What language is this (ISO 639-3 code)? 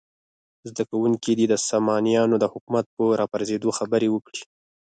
pus